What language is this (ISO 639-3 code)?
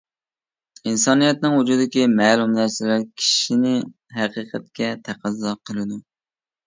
uig